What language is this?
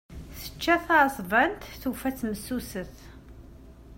Kabyle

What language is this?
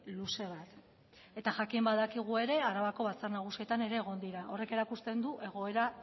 Basque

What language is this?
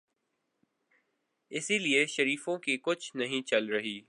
Urdu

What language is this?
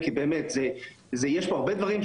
Hebrew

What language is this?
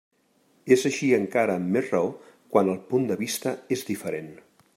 Catalan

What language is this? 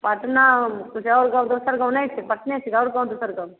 Maithili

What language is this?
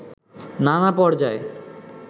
Bangla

